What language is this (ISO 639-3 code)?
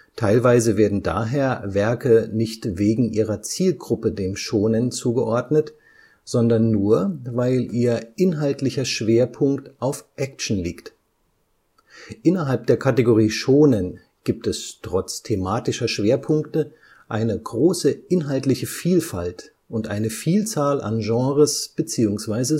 deu